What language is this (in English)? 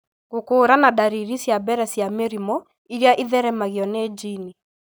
Kikuyu